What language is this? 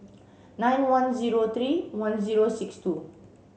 English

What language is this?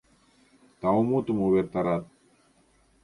Mari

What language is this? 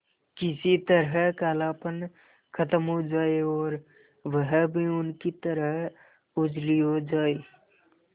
Hindi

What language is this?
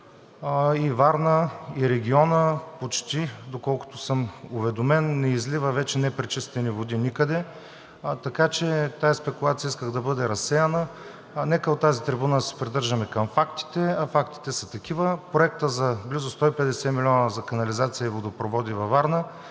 Bulgarian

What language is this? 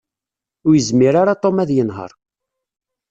Kabyle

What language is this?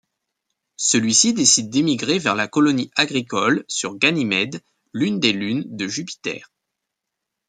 French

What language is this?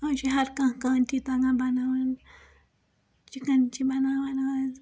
Kashmiri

